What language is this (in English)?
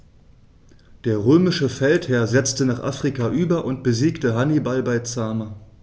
German